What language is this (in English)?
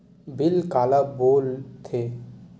Chhattisgarhi